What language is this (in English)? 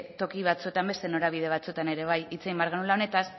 Basque